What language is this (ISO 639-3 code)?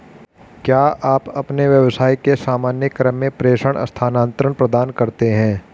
hin